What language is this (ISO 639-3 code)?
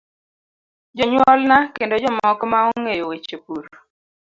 luo